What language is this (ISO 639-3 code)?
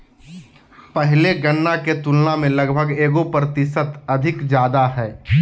mag